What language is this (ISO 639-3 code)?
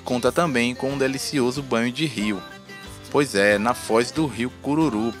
por